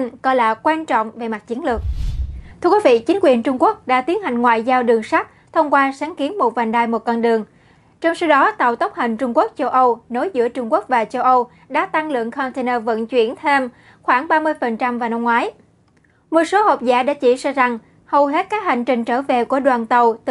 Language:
Vietnamese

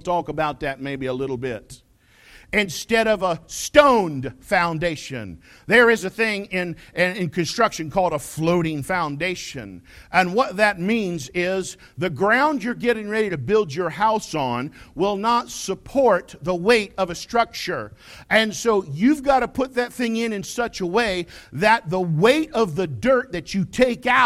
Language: English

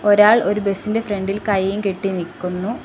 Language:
Malayalam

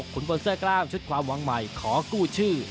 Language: Thai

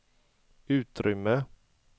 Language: Swedish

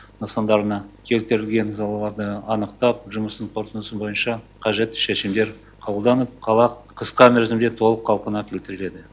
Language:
Kazakh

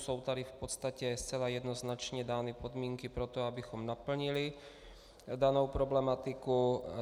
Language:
Czech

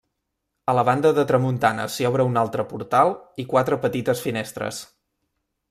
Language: Catalan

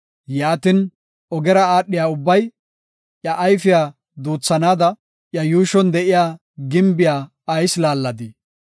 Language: Gofa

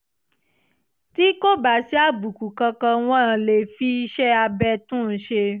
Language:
Yoruba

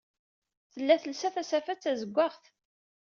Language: Kabyle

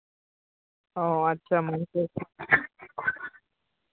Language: Santali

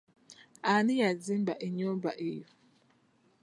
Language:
Ganda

